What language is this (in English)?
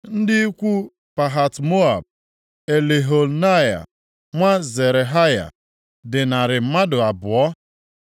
Igbo